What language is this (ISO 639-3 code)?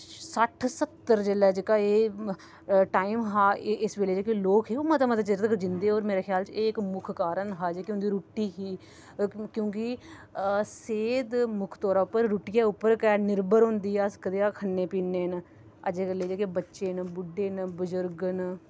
doi